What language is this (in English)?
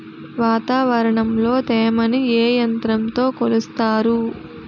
Telugu